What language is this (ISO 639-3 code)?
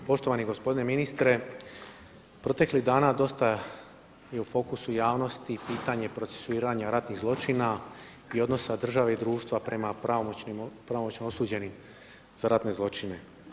hrv